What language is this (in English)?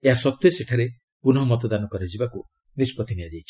Odia